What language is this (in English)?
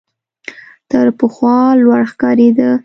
Pashto